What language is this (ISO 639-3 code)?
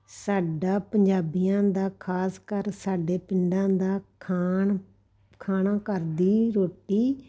pan